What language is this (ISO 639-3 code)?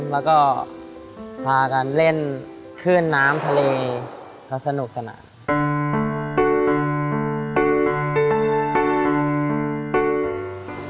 tha